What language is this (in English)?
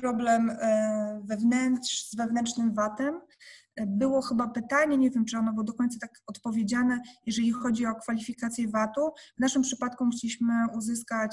Polish